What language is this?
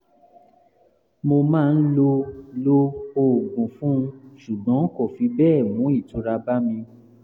Yoruba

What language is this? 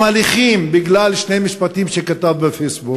Hebrew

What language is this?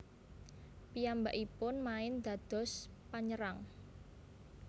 Javanese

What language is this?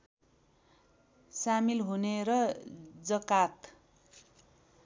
Nepali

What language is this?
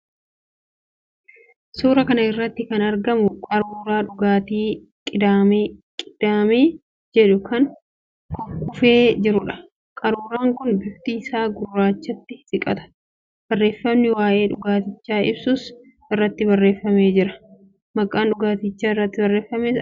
Oromo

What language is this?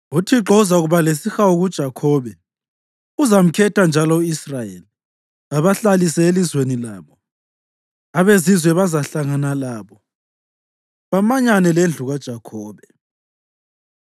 North Ndebele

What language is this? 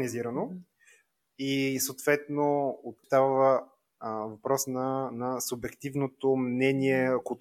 Bulgarian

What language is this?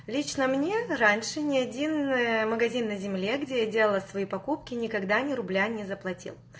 Russian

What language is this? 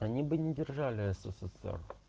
Russian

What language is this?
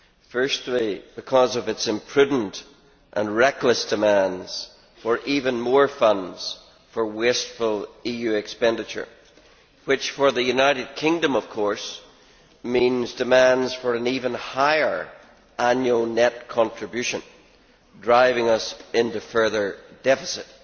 English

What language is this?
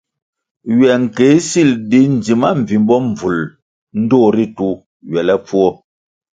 Kwasio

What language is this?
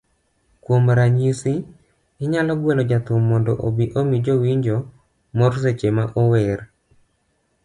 Luo (Kenya and Tanzania)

